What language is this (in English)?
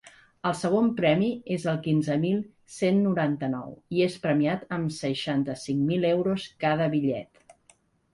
Catalan